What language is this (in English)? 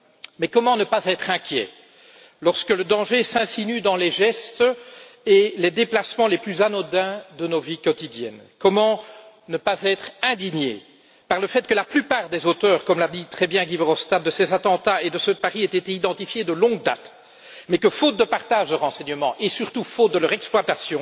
French